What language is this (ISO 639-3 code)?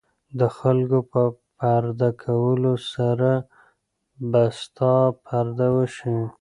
pus